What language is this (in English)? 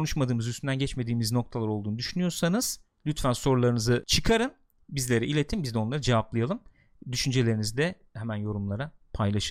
Turkish